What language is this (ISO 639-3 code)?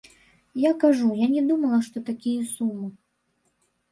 bel